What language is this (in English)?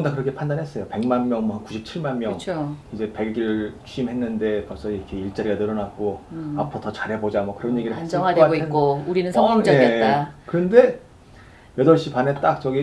Korean